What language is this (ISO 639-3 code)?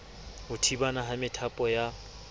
sot